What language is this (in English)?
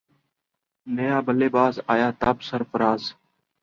Urdu